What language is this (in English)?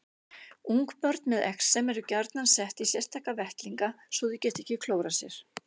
Icelandic